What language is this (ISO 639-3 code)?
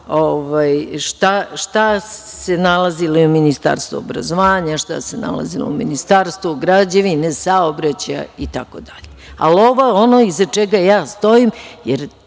srp